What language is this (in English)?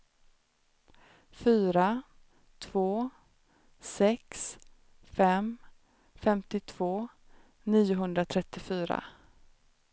Swedish